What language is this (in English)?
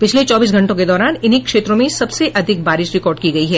Hindi